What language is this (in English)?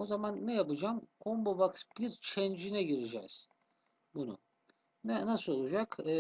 Turkish